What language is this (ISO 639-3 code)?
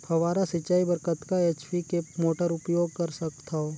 hne